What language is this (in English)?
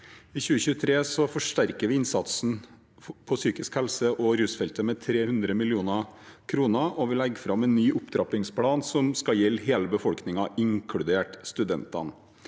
Norwegian